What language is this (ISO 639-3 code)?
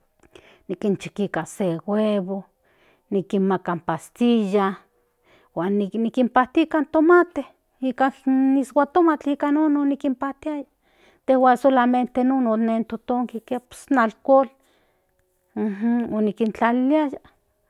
nhn